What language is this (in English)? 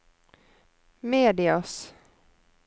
Norwegian